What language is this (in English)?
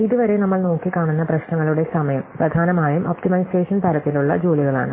Malayalam